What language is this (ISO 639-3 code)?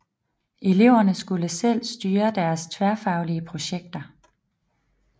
dan